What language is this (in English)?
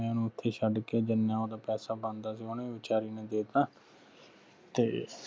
Punjabi